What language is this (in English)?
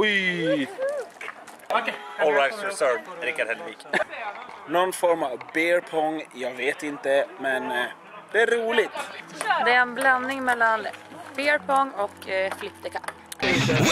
Swedish